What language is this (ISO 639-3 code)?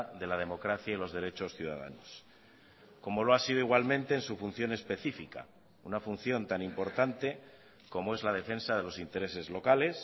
spa